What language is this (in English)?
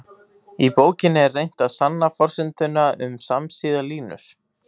Icelandic